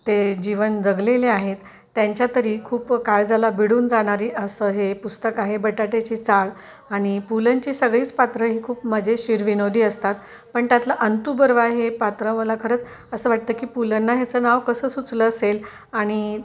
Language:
Marathi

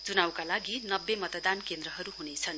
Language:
Nepali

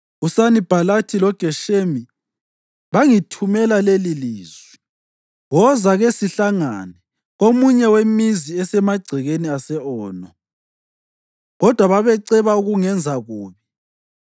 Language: North Ndebele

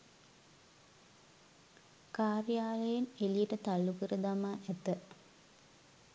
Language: Sinhala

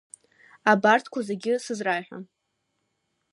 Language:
Abkhazian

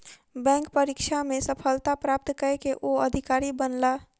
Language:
Maithili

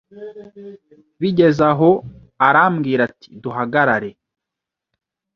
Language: Kinyarwanda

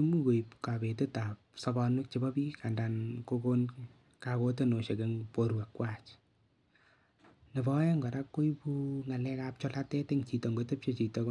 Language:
Kalenjin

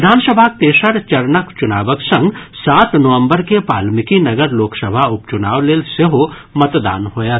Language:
Maithili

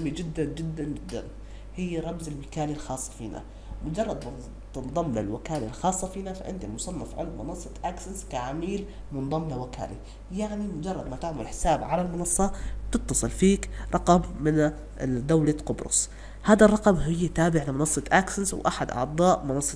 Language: Arabic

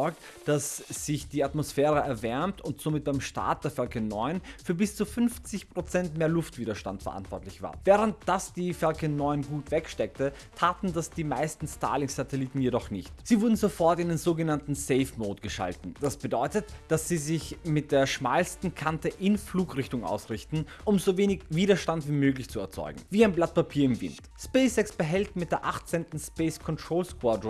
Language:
German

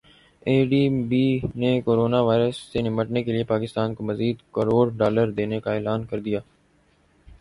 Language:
Urdu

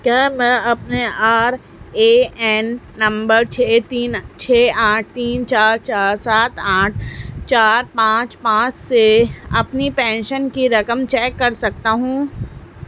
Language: Urdu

